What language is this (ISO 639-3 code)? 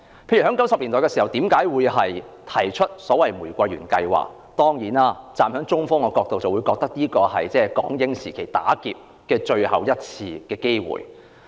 yue